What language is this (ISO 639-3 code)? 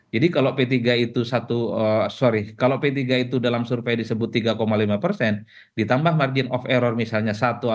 ind